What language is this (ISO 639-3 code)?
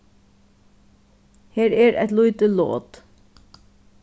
fao